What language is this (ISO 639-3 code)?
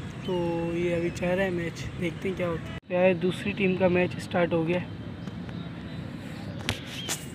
hin